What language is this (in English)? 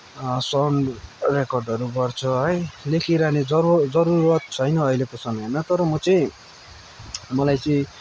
Nepali